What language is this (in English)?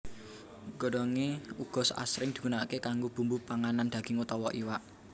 Javanese